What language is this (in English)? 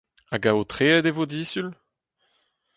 Breton